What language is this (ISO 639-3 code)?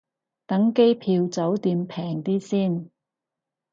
yue